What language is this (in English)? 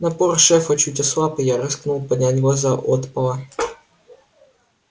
Russian